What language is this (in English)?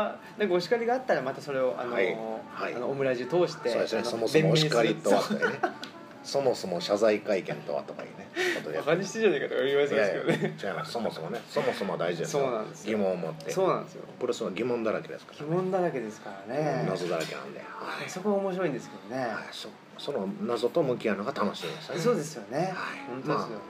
Japanese